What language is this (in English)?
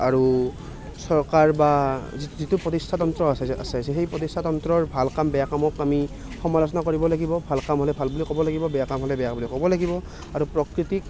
Assamese